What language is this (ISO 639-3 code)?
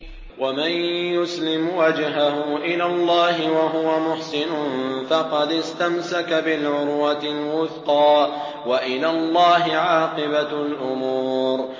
ara